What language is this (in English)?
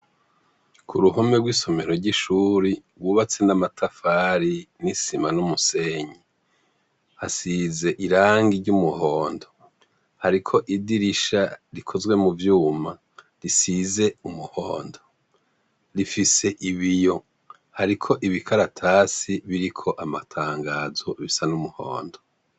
Rundi